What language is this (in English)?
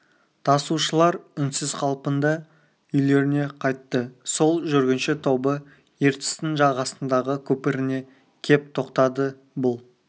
Kazakh